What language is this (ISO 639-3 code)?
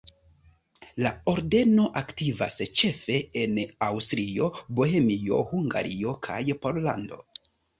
epo